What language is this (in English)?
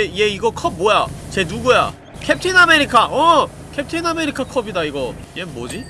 Korean